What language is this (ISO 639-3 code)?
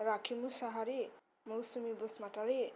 brx